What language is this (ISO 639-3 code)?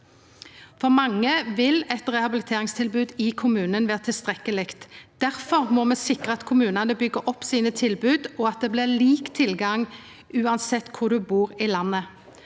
nor